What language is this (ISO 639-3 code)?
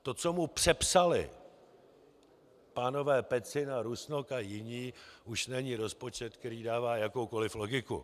ces